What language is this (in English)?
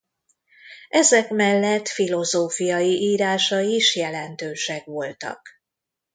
Hungarian